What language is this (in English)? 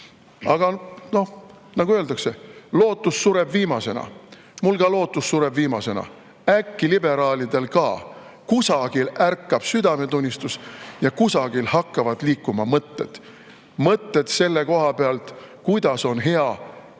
Estonian